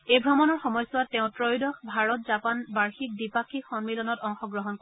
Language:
Assamese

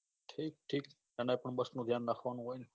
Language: Gujarati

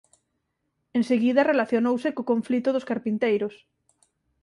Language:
Galician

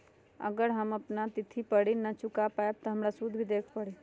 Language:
Magahi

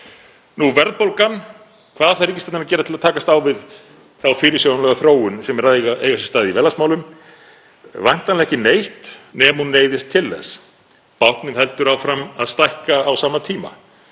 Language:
Icelandic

